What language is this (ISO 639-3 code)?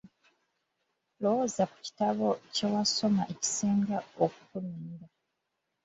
lug